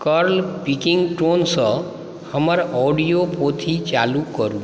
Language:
Maithili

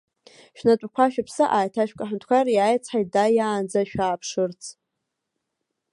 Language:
Abkhazian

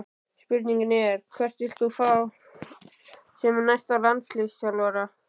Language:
Icelandic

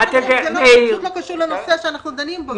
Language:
Hebrew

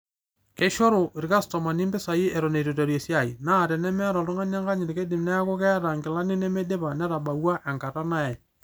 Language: Masai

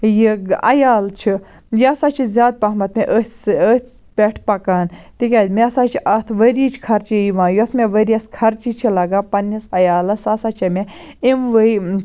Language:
Kashmiri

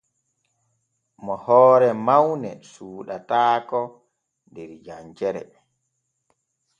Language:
Borgu Fulfulde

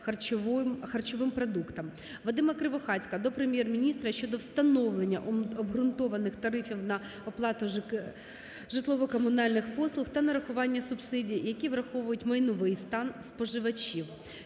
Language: Ukrainian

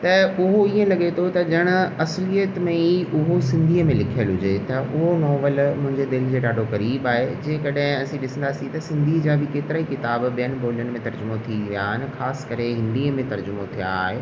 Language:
Sindhi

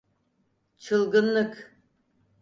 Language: Turkish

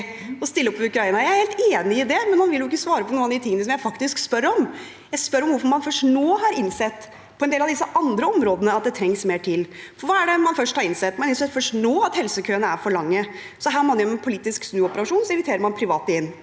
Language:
Norwegian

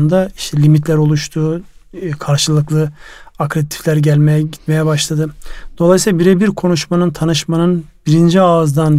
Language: Turkish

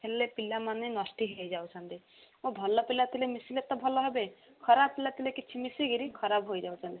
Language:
Odia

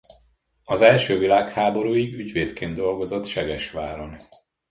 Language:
Hungarian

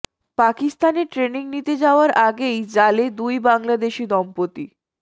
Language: Bangla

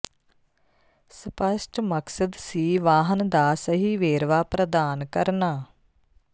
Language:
Punjabi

